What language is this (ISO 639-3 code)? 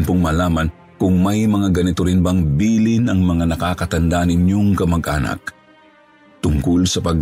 fil